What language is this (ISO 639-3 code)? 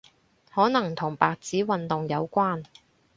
yue